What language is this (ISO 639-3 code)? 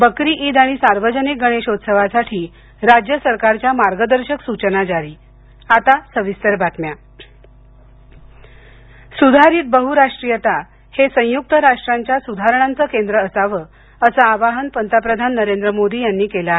mar